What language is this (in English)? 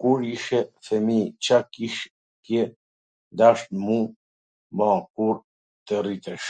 Gheg Albanian